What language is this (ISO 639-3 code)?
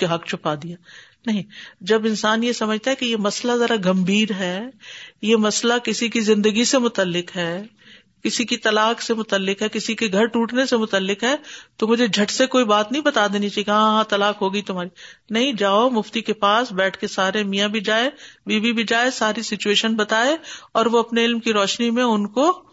urd